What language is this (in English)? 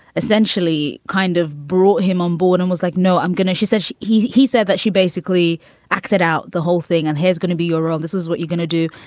English